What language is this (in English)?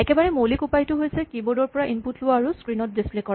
Assamese